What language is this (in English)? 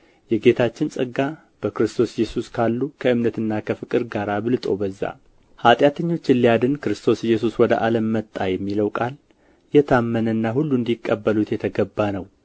Amharic